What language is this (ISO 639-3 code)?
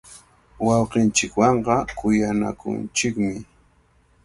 qvl